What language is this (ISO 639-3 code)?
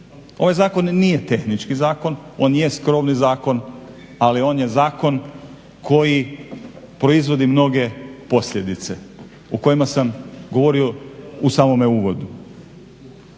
hrv